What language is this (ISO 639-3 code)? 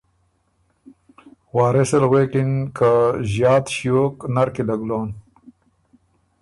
oru